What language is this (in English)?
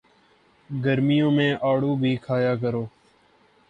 Urdu